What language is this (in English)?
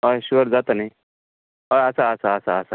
Konkani